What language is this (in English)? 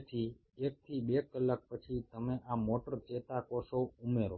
Gujarati